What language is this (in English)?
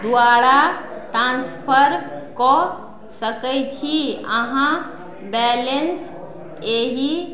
Maithili